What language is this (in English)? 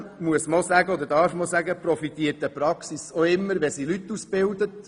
Swiss German